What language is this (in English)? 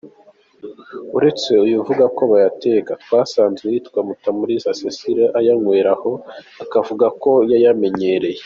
Kinyarwanda